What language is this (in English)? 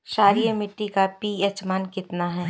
Bhojpuri